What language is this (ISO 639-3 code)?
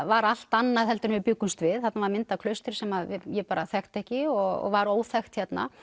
isl